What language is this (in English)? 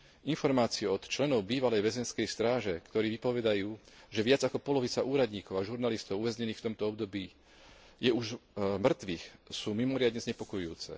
Slovak